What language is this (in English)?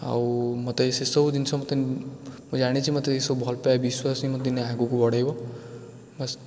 Odia